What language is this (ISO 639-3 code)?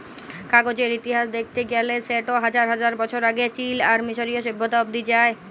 ben